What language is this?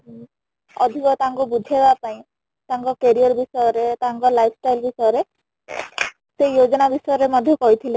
Odia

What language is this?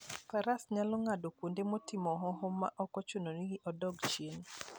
Luo (Kenya and Tanzania)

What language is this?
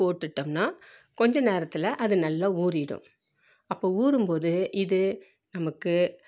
Tamil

